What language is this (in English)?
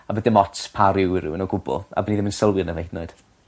Welsh